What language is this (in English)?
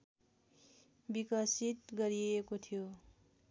Nepali